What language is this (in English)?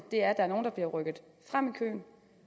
Danish